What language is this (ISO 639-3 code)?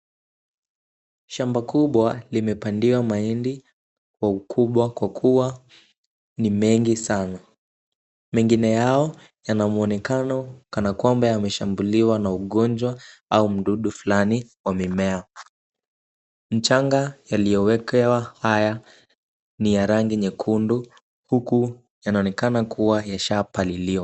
swa